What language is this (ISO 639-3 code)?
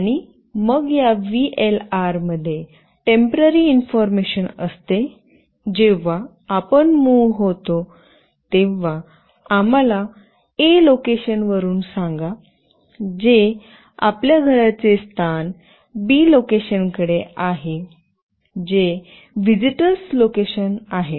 mar